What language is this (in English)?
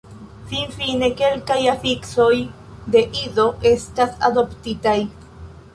Esperanto